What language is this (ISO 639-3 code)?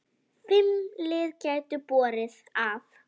isl